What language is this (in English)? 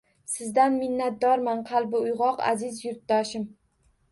Uzbek